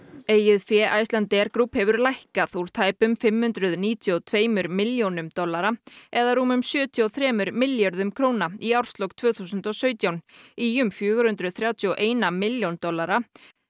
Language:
Icelandic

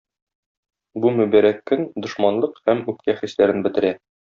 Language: Tatar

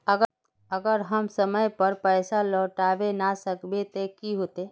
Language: Magahi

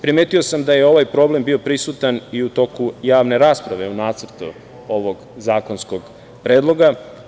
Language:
Serbian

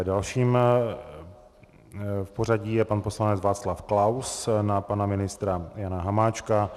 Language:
Czech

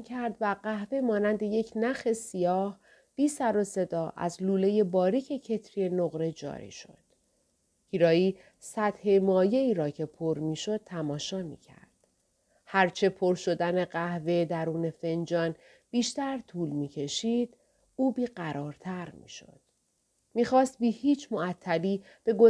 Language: Persian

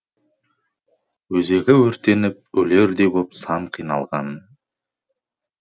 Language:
Kazakh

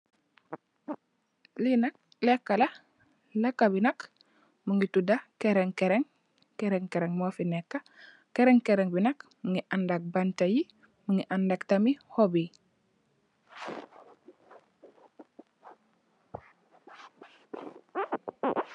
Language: Wolof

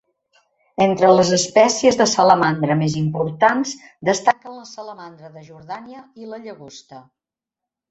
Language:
Catalan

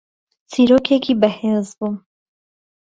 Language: Central Kurdish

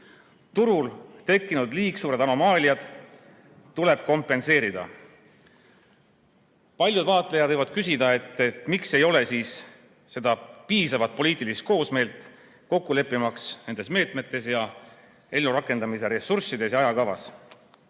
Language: Estonian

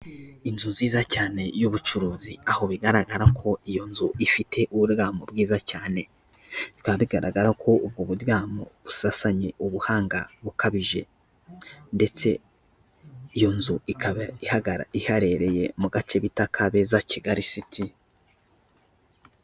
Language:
Kinyarwanda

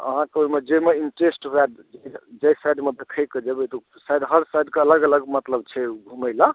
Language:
Maithili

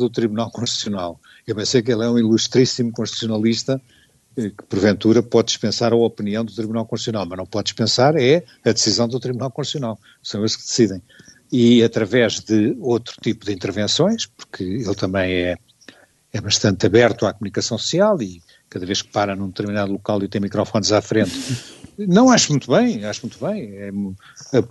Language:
Portuguese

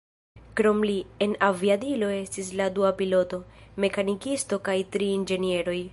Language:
Esperanto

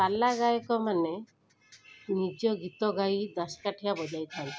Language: Odia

